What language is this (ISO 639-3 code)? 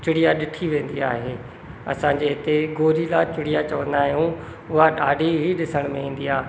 snd